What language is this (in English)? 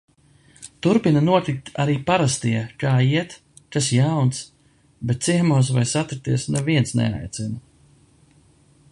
Latvian